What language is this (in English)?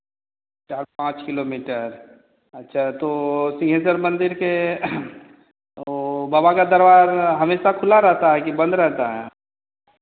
Hindi